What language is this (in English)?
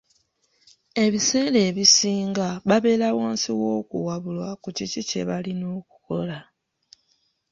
Ganda